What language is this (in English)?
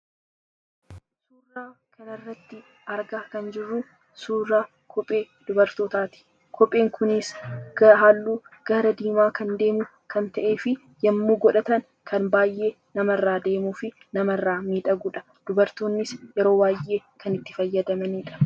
Oromo